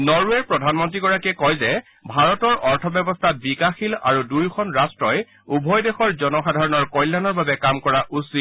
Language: Assamese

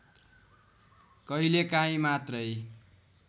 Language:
Nepali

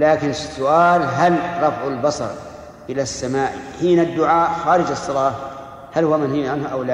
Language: Arabic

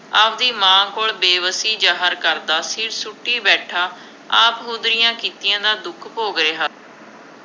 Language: Punjabi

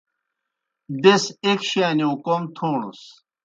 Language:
Kohistani Shina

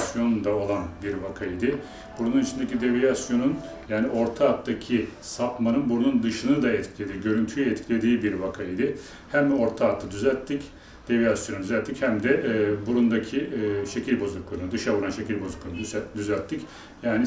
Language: Turkish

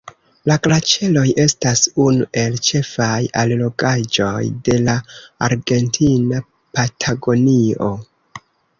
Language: Esperanto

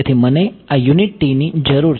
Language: Gujarati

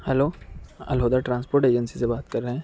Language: Urdu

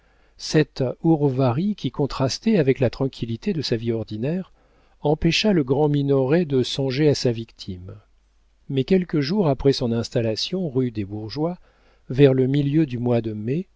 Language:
French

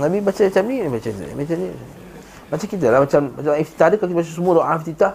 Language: Malay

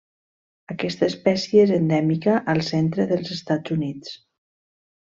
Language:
Catalan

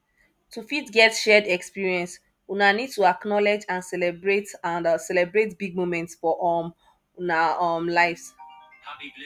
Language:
Nigerian Pidgin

